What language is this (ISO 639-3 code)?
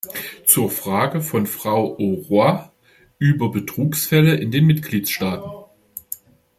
deu